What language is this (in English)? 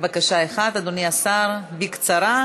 Hebrew